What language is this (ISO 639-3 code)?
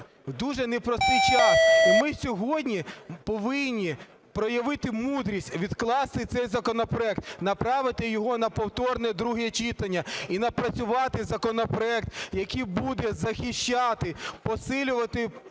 ukr